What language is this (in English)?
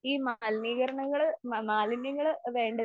Malayalam